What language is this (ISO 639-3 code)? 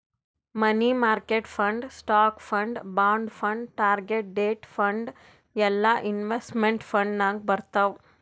kan